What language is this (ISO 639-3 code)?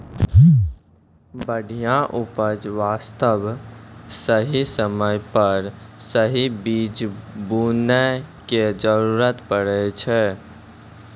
mai